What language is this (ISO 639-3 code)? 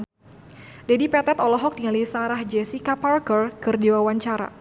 sun